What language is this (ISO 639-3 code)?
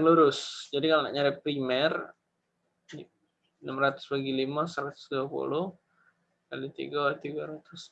ind